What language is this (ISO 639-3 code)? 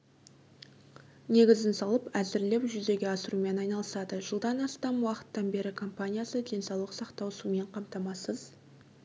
kaz